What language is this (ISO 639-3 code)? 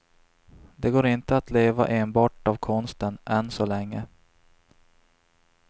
swe